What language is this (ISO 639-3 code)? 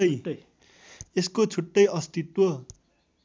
nep